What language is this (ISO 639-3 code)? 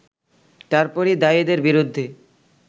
ben